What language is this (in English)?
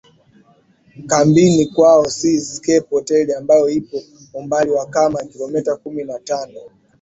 Swahili